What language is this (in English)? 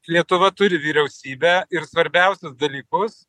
Lithuanian